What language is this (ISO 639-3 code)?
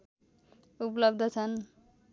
nep